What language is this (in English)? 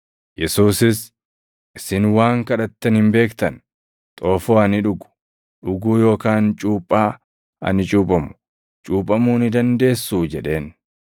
Oromo